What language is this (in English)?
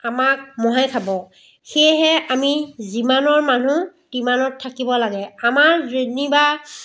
Assamese